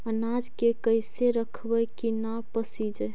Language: Magahi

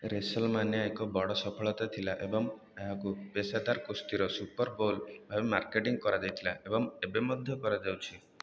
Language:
Odia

